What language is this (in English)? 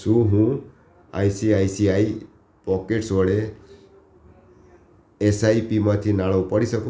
Gujarati